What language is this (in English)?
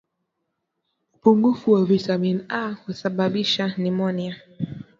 Swahili